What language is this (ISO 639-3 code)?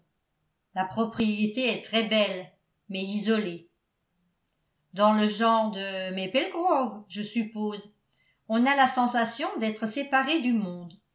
fra